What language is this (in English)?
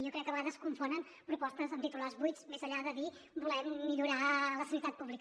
Catalan